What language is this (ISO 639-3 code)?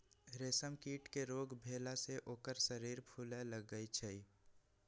mag